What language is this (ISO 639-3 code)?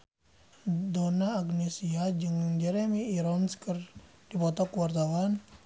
sun